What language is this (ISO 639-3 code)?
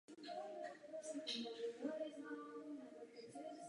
ces